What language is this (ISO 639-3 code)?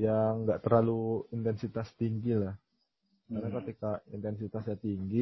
ind